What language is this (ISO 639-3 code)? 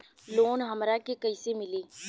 bho